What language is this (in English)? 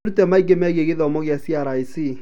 Kikuyu